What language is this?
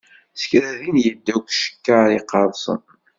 Kabyle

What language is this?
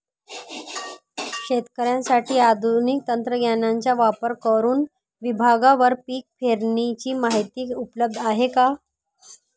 Marathi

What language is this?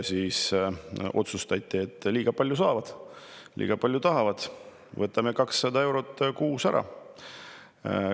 Estonian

